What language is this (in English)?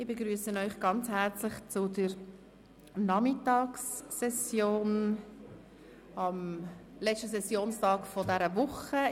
Swiss German